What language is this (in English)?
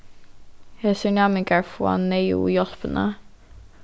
Faroese